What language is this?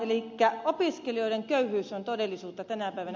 Finnish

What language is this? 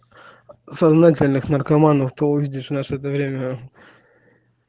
Russian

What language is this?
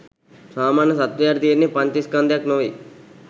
Sinhala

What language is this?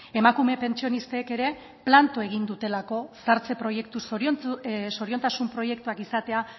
Basque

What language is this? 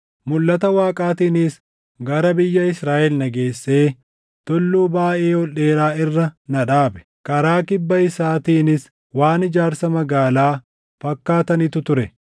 Oromo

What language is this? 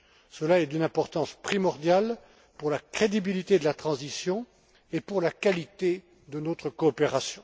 French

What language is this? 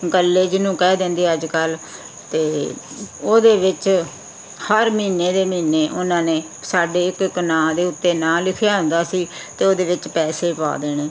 Punjabi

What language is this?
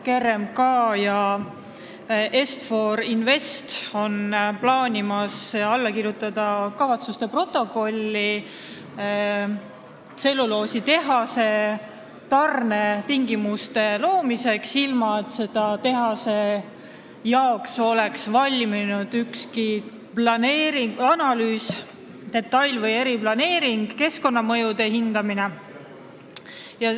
Estonian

